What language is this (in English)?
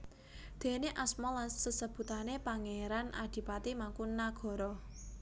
Javanese